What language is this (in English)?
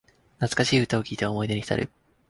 Japanese